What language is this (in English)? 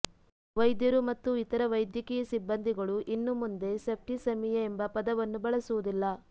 Kannada